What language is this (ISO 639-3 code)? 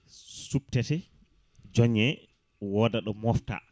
ful